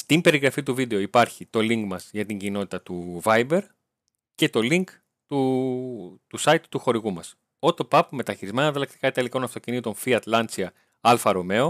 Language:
Greek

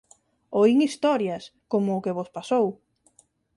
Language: Galician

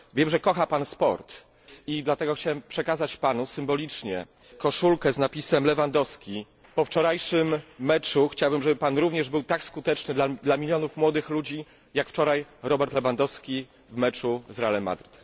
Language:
Polish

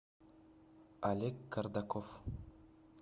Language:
Russian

